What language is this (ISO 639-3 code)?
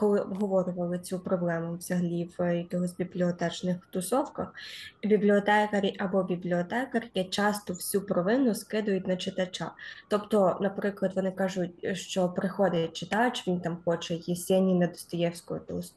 ukr